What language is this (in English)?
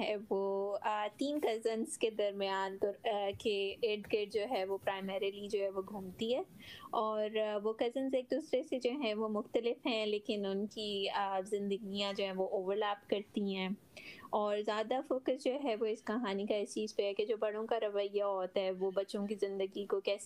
Urdu